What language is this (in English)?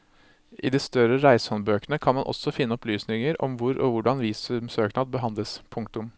Norwegian